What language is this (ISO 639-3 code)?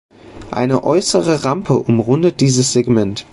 deu